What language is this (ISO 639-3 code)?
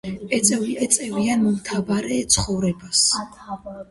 kat